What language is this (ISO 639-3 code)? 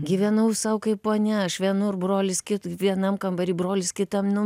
lit